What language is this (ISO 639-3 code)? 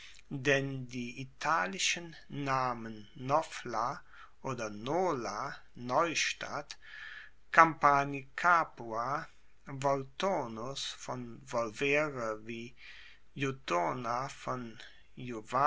deu